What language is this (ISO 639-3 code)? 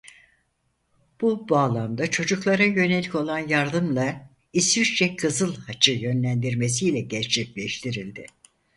tur